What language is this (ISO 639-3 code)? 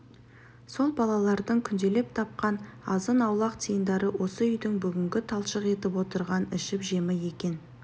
kaz